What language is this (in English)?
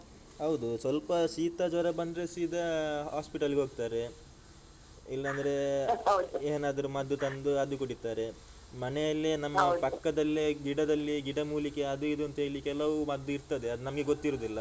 Kannada